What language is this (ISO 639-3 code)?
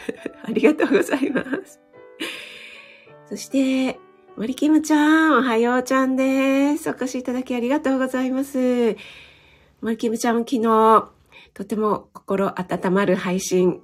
jpn